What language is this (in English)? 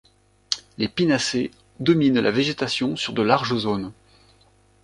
French